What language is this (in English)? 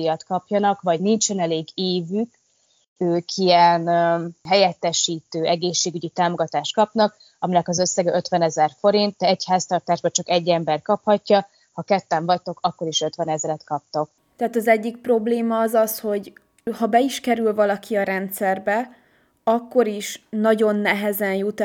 Hungarian